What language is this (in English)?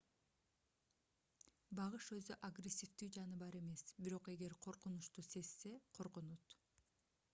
Kyrgyz